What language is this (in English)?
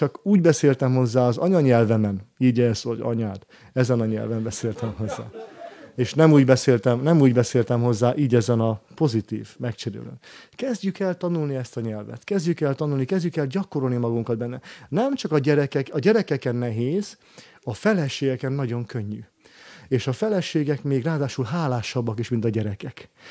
Hungarian